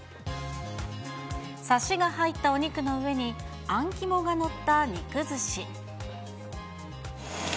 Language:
Japanese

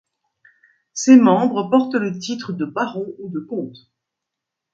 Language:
French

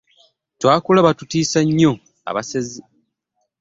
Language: Ganda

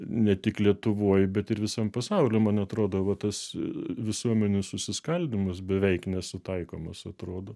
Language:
Lithuanian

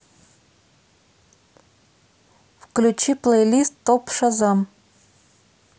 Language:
Russian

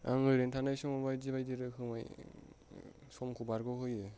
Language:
Bodo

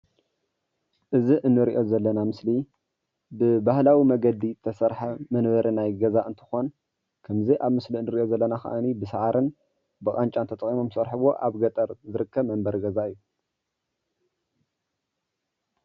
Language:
Tigrinya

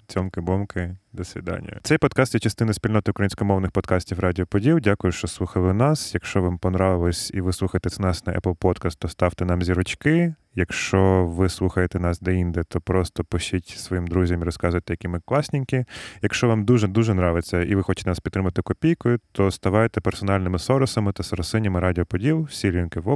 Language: Ukrainian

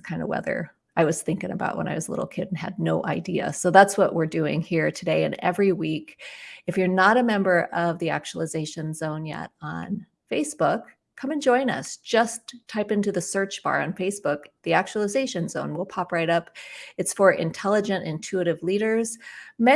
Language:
English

